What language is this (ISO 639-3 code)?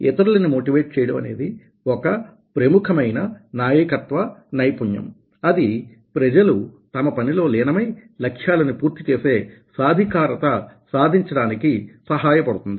tel